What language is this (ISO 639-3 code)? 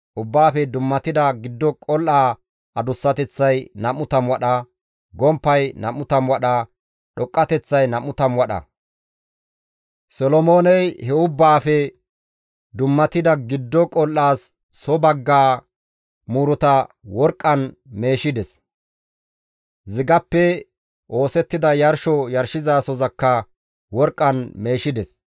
gmv